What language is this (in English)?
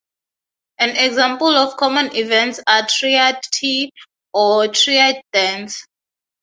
English